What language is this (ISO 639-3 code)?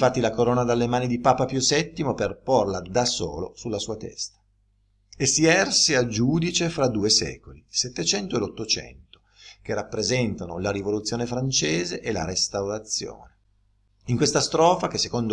ita